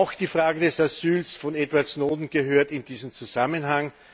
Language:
German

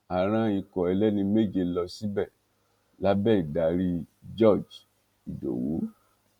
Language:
Yoruba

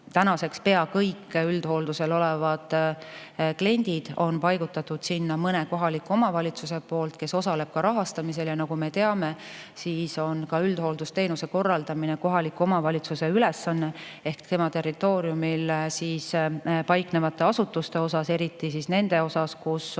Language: Estonian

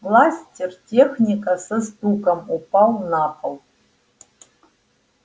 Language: Russian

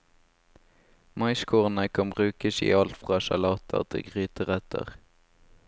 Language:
Norwegian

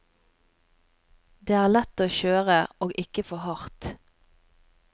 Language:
Norwegian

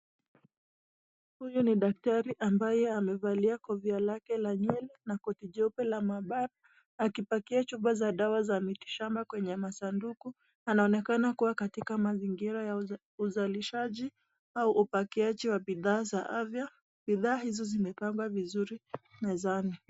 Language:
Swahili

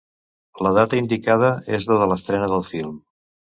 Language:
Catalan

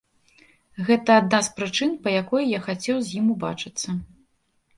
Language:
Belarusian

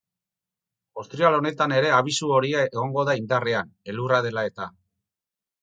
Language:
Basque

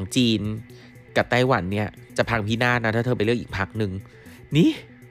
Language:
Thai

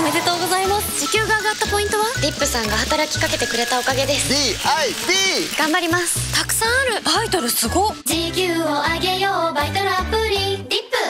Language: Japanese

